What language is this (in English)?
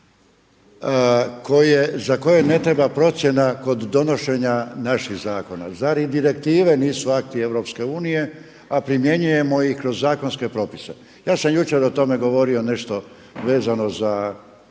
Croatian